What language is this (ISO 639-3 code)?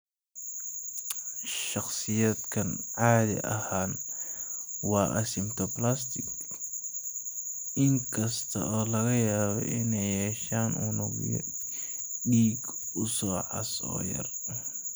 som